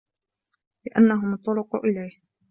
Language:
Arabic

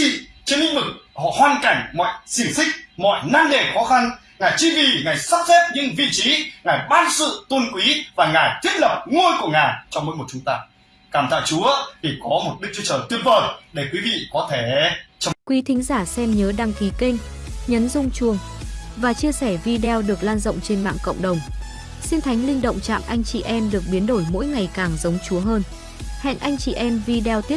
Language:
Vietnamese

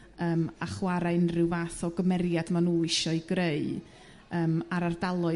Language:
Welsh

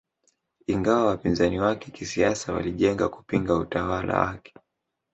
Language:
Swahili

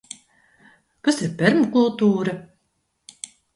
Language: Latvian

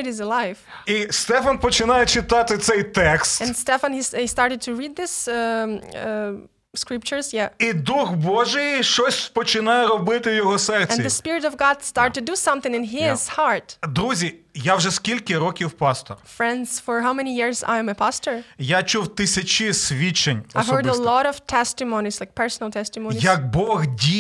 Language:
Ukrainian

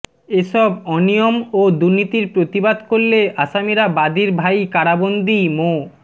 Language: Bangla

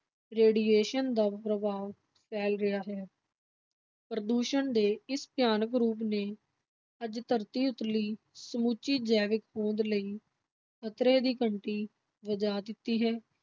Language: Punjabi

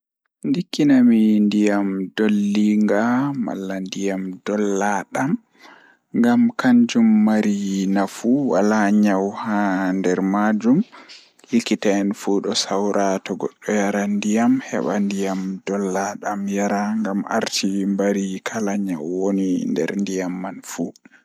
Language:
Fula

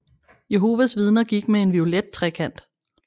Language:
Danish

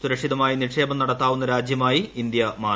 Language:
Malayalam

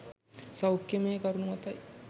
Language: Sinhala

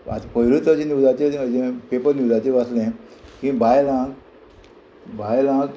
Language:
Konkani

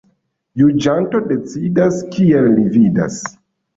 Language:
Esperanto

